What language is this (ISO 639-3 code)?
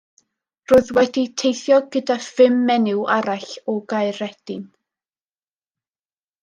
cym